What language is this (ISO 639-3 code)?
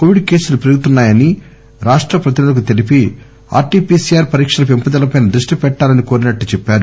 tel